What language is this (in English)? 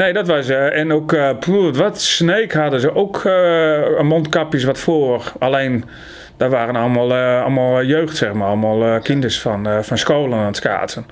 Dutch